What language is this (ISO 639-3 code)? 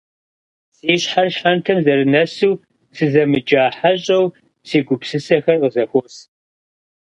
kbd